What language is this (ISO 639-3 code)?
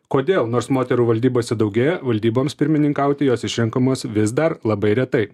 lit